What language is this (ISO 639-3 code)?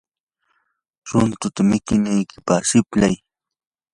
qur